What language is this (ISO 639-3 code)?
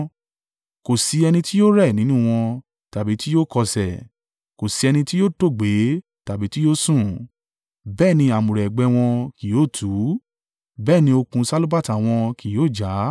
yor